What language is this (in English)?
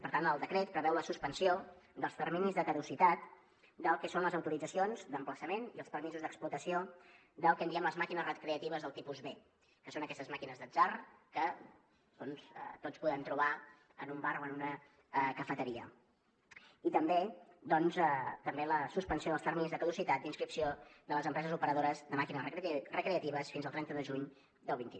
Catalan